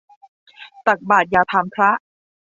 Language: Thai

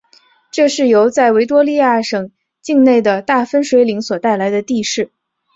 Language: Chinese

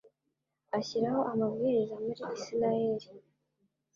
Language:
Kinyarwanda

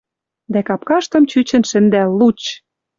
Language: Western Mari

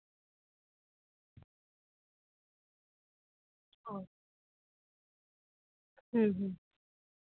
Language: Santali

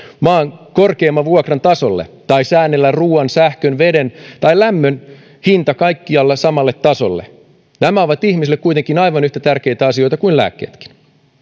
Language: Finnish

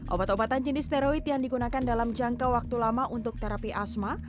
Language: Indonesian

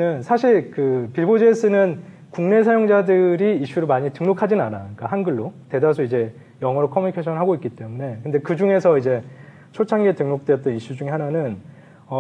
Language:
Korean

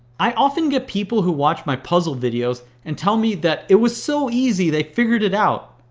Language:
English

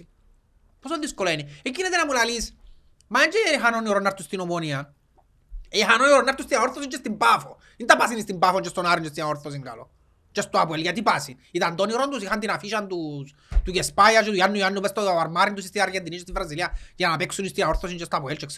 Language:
Greek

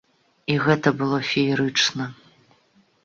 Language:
Belarusian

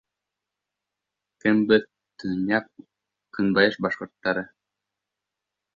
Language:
Bashkir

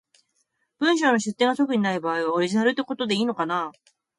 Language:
Japanese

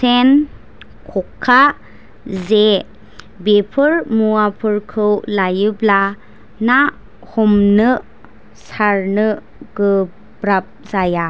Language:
Bodo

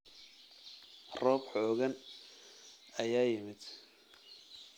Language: Somali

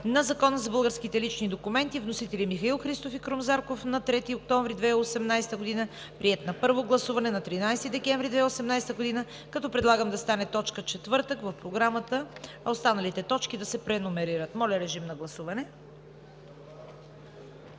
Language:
Bulgarian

